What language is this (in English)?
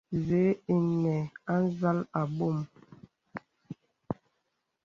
Bebele